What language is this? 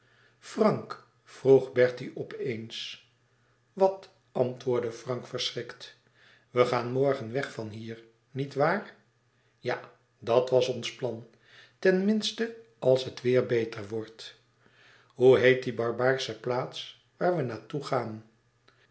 Dutch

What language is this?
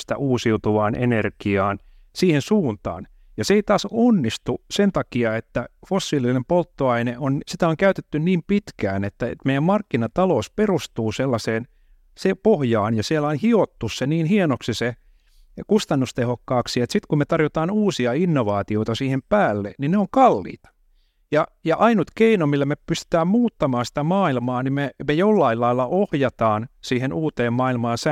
Finnish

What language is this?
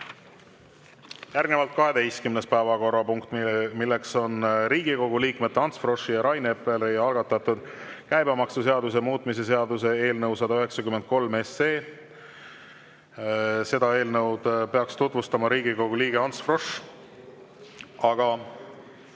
Estonian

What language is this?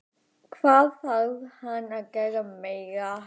Icelandic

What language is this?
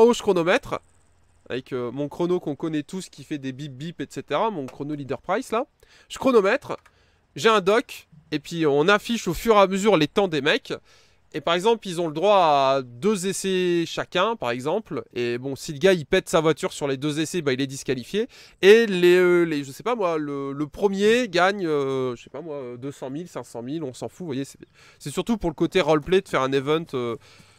French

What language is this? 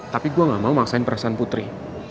Indonesian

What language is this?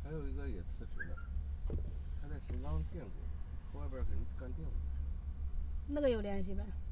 Chinese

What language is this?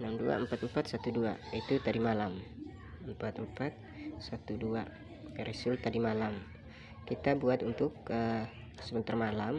Indonesian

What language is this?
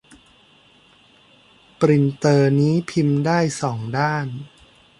Thai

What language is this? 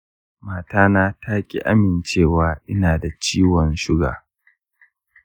Hausa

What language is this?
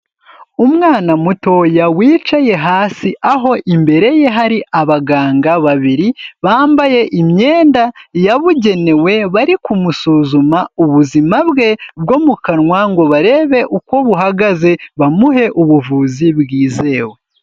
Kinyarwanda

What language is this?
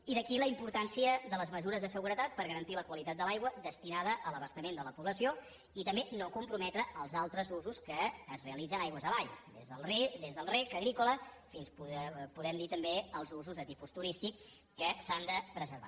Catalan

